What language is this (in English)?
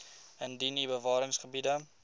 Afrikaans